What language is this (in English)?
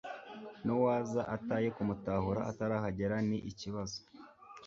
Kinyarwanda